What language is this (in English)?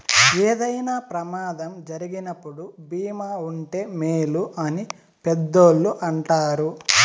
Telugu